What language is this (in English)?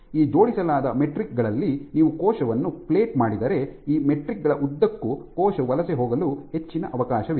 Kannada